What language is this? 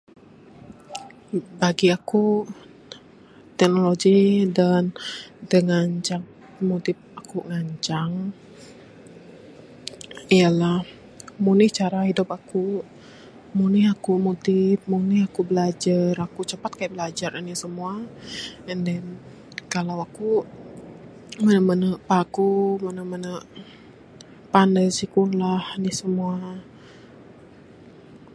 Bukar-Sadung Bidayuh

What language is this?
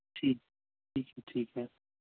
Urdu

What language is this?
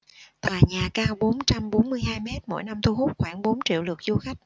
Vietnamese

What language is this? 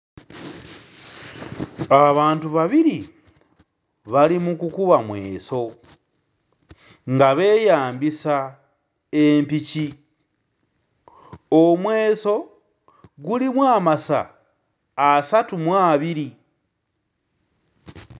Ganda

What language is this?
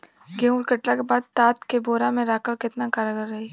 Bhojpuri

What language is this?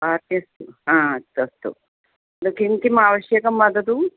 Sanskrit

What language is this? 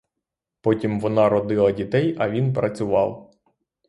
Ukrainian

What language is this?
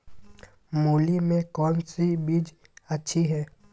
Magahi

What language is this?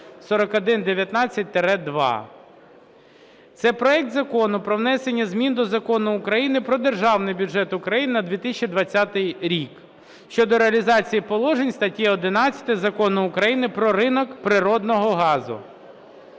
Ukrainian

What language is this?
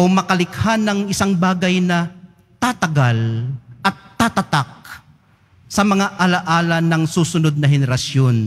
Filipino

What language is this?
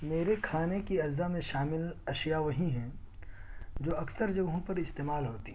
Urdu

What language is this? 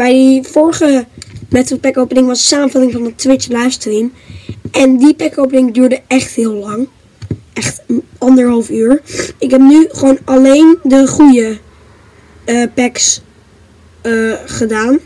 Dutch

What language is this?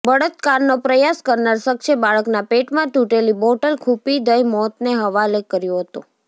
Gujarati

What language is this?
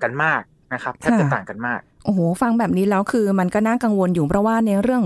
Thai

